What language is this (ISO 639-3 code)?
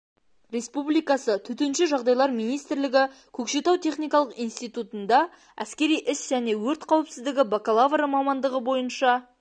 kaz